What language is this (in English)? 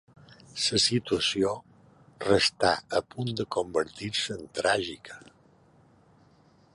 Catalan